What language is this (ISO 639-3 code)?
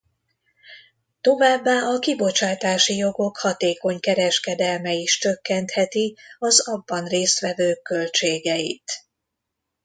hun